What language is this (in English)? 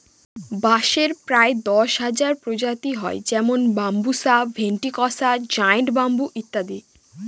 Bangla